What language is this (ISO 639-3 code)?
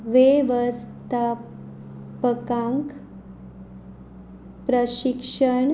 kok